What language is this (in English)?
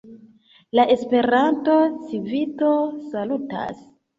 Esperanto